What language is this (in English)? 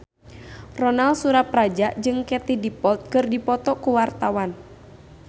Sundanese